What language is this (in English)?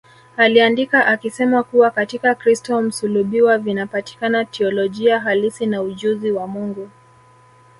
Swahili